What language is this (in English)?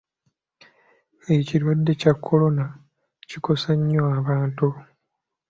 Ganda